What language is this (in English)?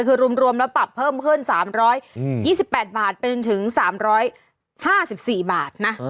Thai